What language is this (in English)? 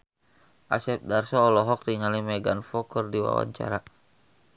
Sundanese